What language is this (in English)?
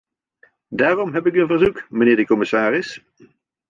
Dutch